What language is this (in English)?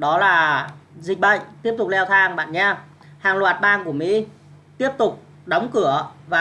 Vietnamese